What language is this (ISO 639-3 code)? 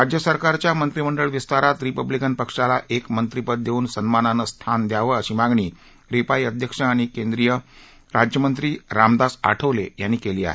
mar